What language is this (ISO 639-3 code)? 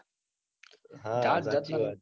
guj